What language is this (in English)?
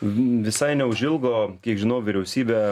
Lithuanian